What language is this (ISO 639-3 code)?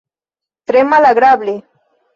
epo